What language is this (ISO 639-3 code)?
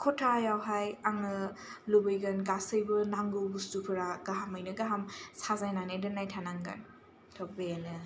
brx